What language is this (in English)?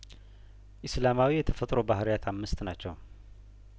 Amharic